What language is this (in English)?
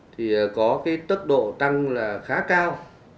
Vietnamese